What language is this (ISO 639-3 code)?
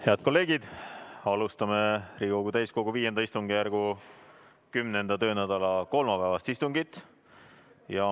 est